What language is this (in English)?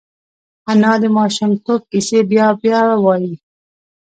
Pashto